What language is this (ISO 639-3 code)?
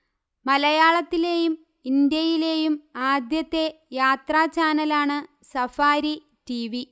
mal